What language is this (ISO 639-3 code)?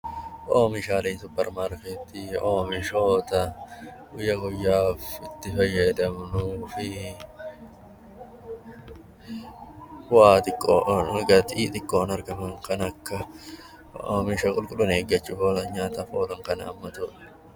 orm